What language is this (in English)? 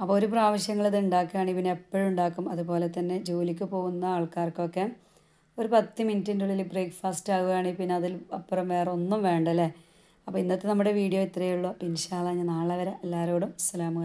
Malayalam